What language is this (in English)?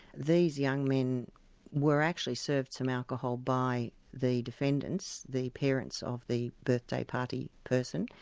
English